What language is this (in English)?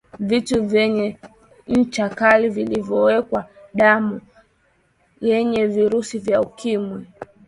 Swahili